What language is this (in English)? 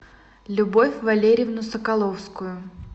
Russian